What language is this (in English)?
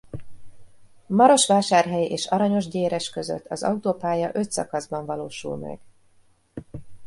Hungarian